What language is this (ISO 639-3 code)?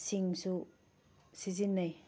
mni